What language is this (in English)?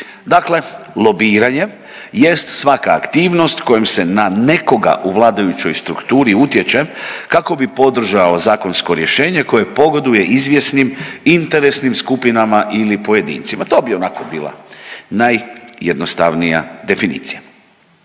Croatian